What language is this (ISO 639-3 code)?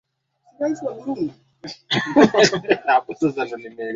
swa